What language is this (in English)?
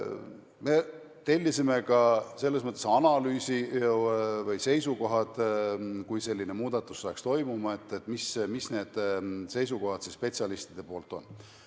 Estonian